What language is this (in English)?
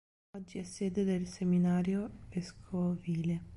Italian